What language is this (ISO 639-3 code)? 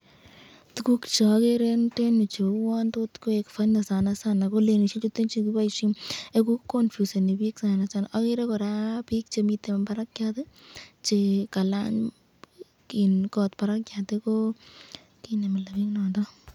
kln